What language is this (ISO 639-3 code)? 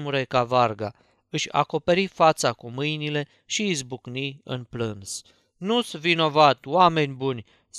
ron